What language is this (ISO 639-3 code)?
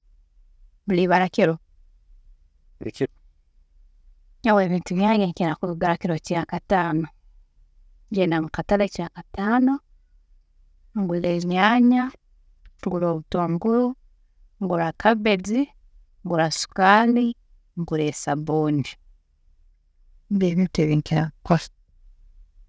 ttj